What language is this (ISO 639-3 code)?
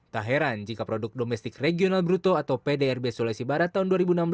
ind